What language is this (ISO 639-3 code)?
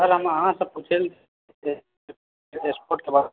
mai